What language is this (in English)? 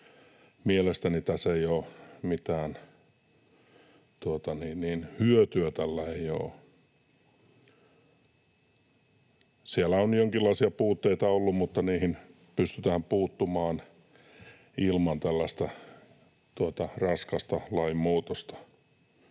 Finnish